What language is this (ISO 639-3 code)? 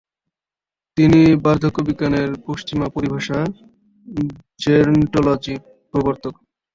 ben